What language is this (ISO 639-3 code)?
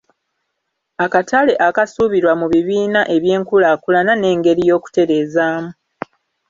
lug